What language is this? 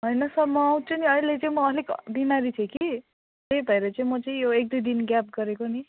Nepali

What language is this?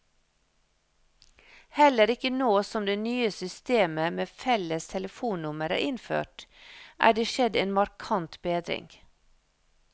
Norwegian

